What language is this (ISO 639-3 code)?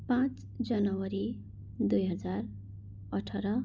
nep